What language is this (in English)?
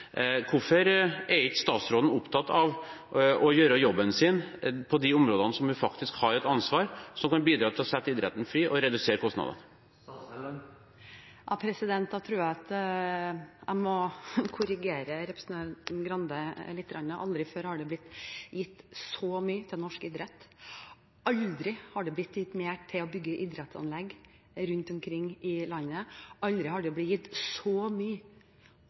Norwegian Bokmål